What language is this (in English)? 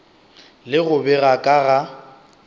Northern Sotho